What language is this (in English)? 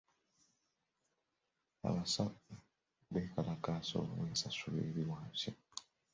Ganda